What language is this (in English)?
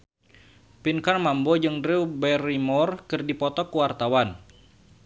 Sundanese